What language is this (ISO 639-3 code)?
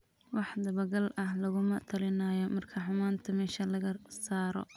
som